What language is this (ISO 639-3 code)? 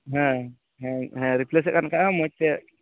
sat